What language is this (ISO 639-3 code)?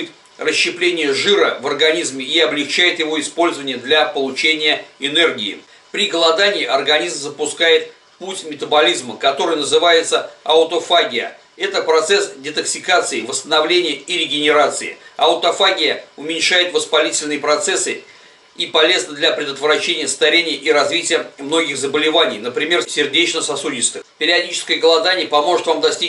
rus